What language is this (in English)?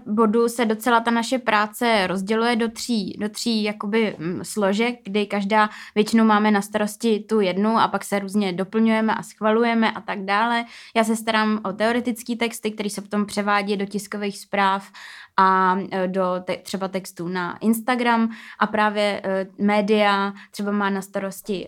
Czech